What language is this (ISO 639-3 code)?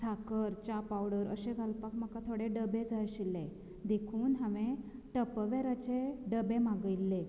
kok